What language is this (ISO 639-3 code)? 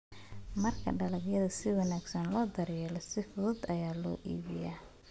som